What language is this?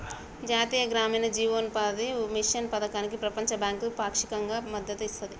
Telugu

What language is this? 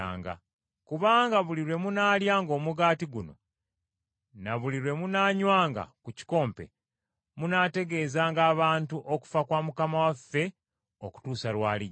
Ganda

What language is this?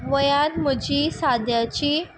Konkani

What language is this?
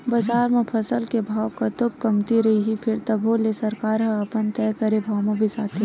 Chhattisgarhi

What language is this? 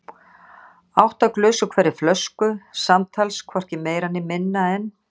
Icelandic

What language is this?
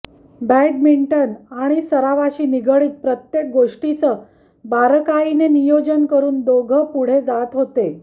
Marathi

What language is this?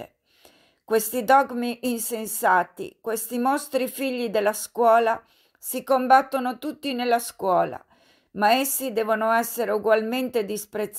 Italian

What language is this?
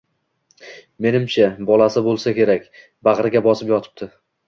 Uzbek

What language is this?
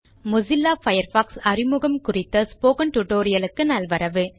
Tamil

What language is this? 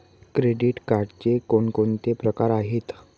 Marathi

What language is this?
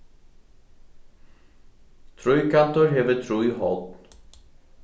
Faroese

